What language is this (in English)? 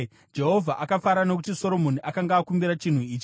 Shona